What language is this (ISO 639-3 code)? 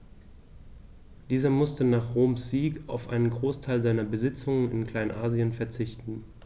deu